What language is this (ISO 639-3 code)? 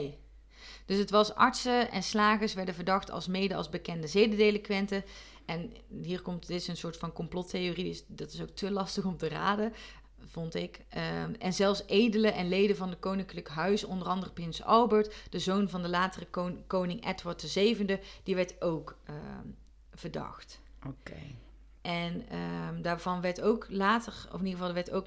nld